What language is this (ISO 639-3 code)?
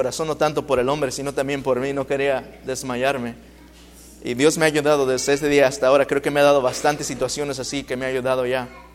spa